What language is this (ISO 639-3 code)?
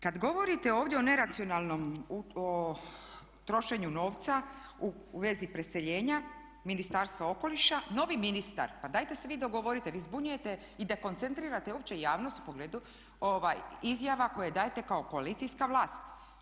hrv